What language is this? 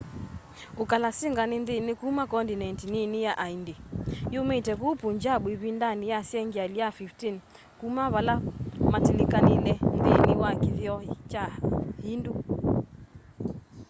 Kamba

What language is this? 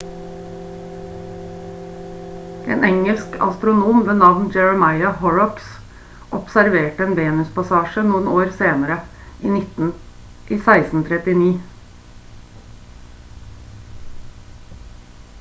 Norwegian Bokmål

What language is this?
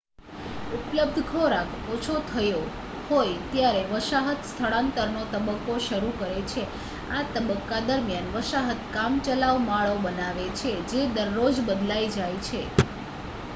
Gujarati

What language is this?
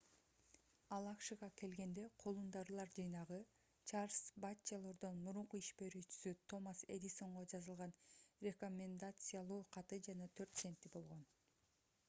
Kyrgyz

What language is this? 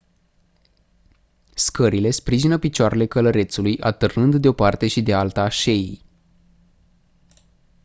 Romanian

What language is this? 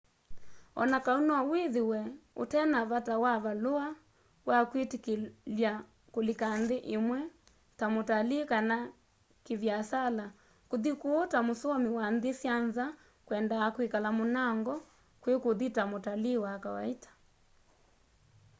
Kamba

